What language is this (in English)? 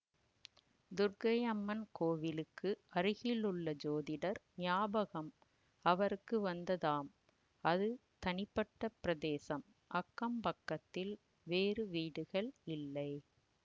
Tamil